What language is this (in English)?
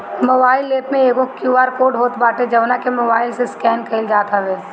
Bhojpuri